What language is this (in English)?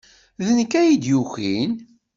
Kabyle